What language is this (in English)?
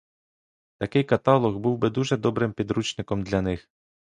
Ukrainian